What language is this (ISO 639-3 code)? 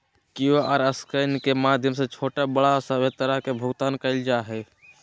mag